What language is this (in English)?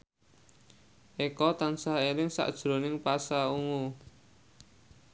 Javanese